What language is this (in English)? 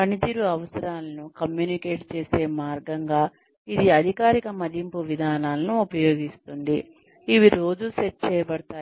Telugu